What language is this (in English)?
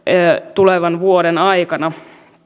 Finnish